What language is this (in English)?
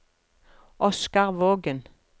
Norwegian